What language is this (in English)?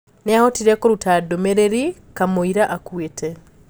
Kikuyu